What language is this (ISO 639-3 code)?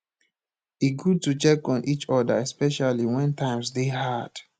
pcm